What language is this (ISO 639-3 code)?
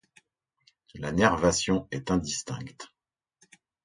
fra